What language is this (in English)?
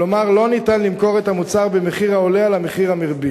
Hebrew